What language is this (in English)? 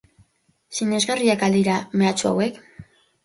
Basque